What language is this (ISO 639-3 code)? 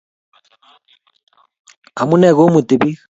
kln